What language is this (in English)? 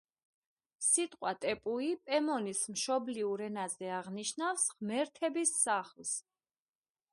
Georgian